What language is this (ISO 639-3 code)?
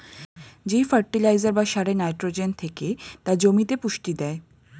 ben